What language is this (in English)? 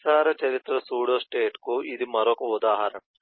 Telugu